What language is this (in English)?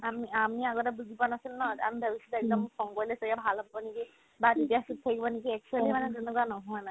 Assamese